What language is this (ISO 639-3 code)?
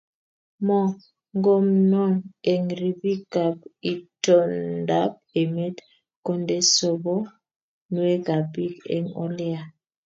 kln